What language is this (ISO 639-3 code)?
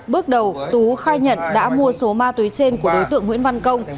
vie